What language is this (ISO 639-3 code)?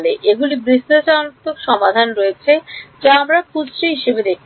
ben